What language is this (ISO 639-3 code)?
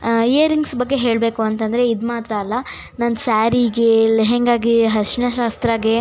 kan